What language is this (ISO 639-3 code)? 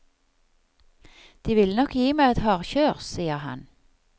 nor